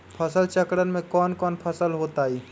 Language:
Magahi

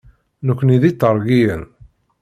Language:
Kabyle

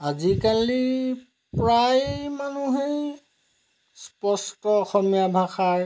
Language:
Assamese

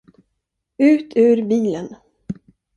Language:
Swedish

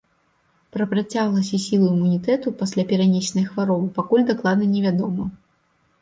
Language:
Belarusian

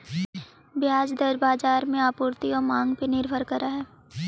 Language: Magahi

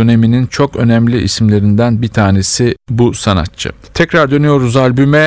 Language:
Turkish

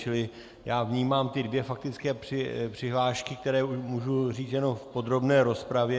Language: Czech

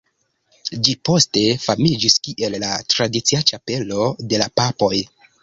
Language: Esperanto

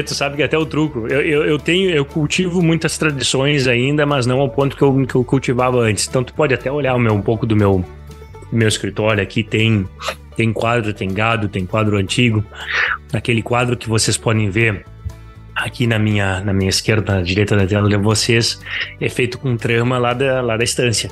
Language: Portuguese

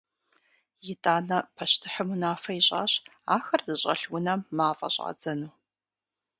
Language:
Kabardian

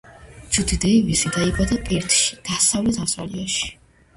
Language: Georgian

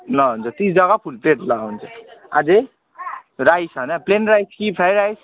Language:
Nepali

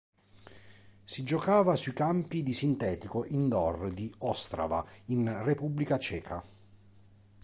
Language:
Italian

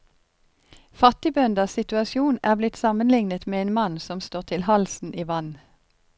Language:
Norwegian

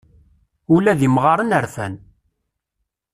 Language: Kabyle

